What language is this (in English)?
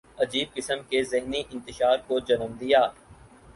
Urdu